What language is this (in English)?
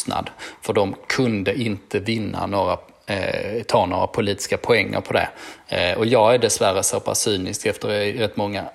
Swedish